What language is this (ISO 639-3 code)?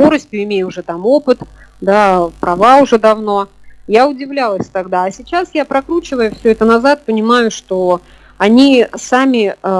rus